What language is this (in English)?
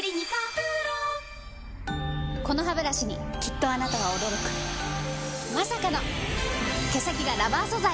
Japanese